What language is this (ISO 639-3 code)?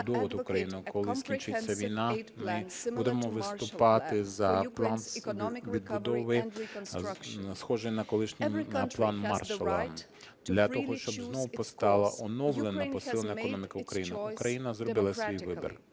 ukr